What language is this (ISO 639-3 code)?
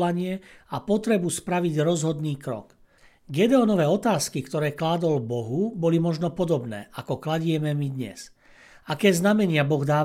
slk